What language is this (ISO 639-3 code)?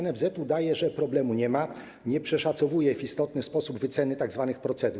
pol